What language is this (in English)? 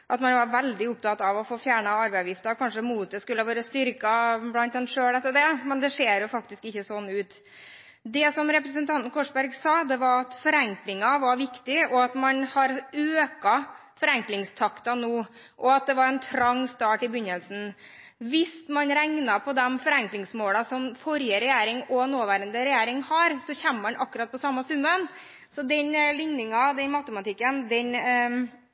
Norwegian Bokmål